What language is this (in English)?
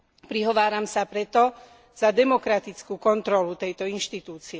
Slovak